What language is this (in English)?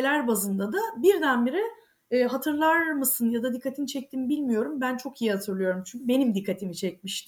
Turkish